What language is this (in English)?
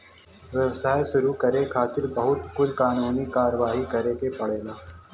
Bhojpuri